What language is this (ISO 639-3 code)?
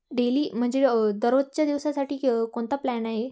mar